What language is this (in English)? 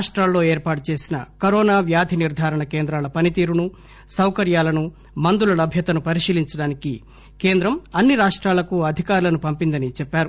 Telugu